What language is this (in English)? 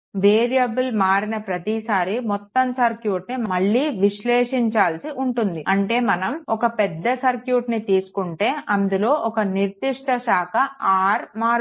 Telugu